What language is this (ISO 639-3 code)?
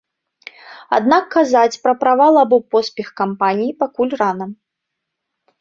bel